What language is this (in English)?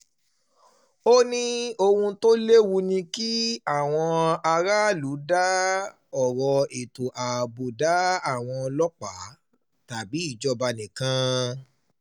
Yoruba